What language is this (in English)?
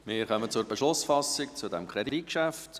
Swiss German